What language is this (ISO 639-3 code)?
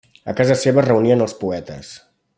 cat